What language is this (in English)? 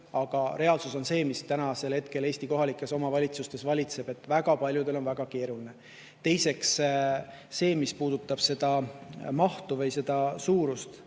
Estonian